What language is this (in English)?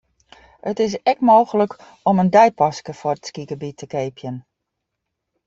Western Frisian